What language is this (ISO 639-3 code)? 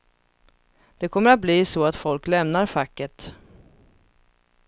swe